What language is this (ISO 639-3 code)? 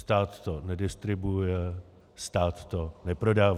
ces